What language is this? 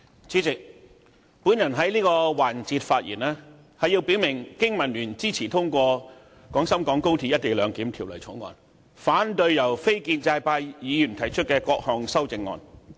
Cantonese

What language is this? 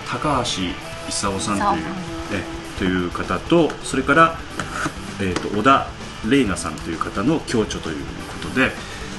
Japanese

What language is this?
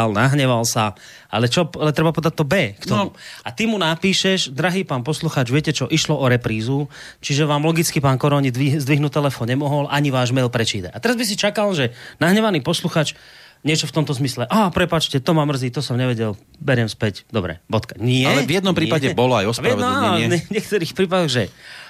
Slovak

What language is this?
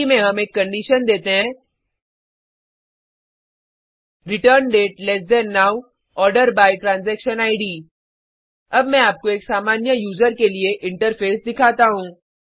Hindi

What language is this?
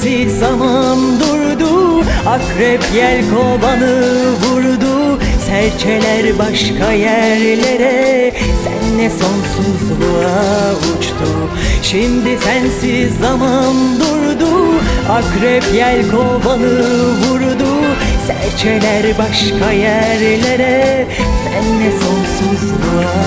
Turkish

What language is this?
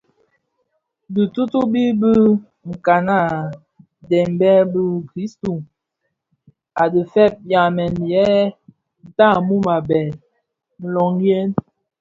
Bafia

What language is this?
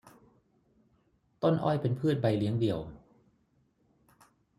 Thai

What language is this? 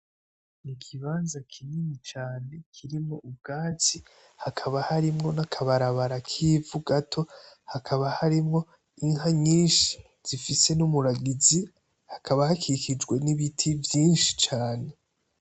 Rundi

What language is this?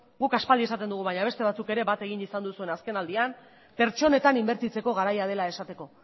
Basque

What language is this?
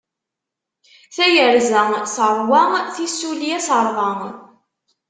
Kabyle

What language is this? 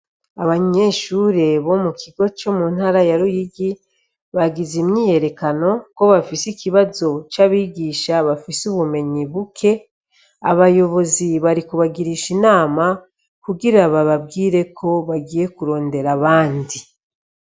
Rundi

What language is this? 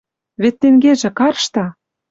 Western Mari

